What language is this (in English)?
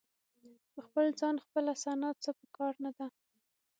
Pashto